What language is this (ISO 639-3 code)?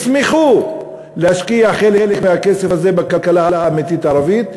heb